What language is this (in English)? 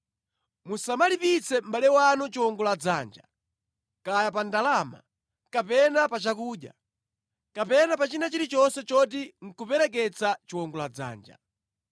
Nyanja